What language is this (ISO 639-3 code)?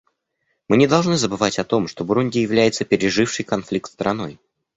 rus